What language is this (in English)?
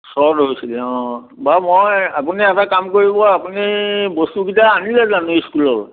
Assamese